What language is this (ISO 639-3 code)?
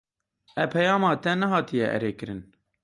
kur